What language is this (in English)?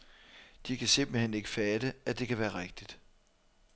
Danish